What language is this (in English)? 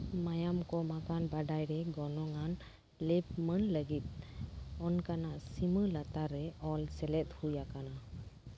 Santali